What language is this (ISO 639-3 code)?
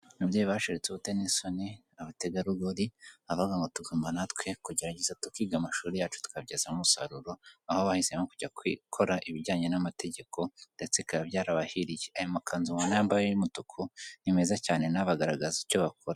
kin